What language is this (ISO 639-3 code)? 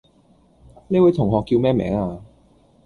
yue